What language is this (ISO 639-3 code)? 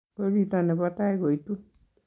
kln